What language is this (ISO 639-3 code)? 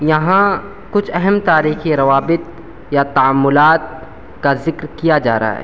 urd